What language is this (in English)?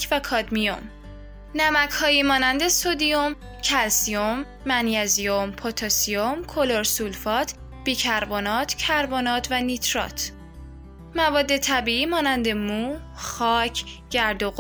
Persian